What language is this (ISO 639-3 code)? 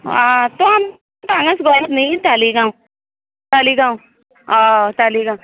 kok